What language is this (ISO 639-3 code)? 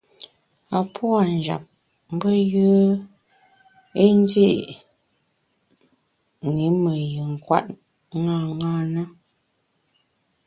bax